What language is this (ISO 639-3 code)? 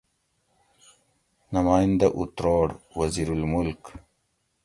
gwc